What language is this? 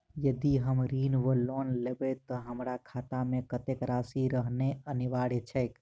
Maithili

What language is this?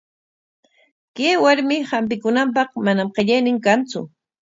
Corongo Ancash Quechua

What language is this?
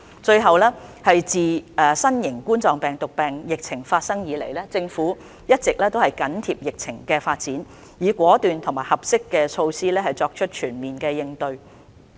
Cantonese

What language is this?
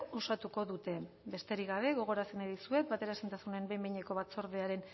Basque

